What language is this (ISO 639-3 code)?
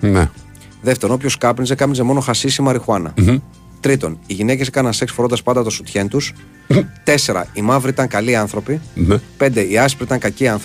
ell